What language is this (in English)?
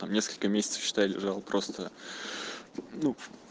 Russian